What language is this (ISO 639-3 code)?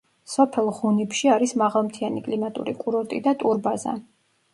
kat